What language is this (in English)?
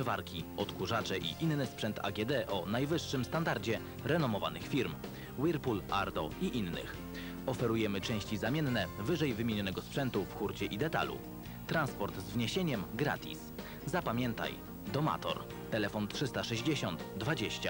Polish